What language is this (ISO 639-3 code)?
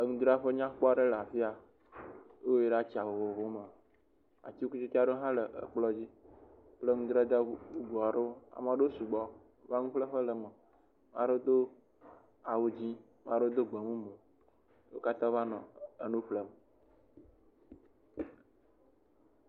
ewe